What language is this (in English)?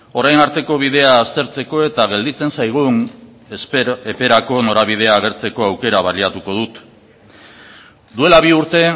Basque